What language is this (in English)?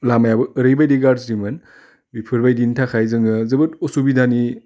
Bodo